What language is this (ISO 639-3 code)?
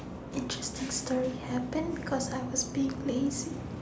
eng